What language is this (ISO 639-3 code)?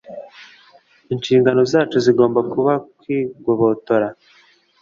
kin